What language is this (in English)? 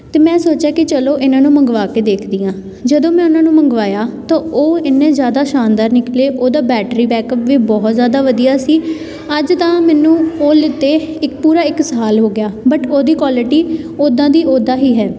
Punjabi